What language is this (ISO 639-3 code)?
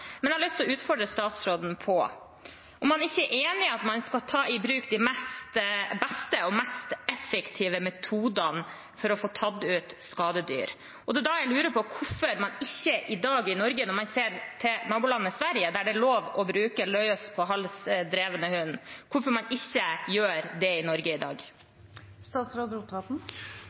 nob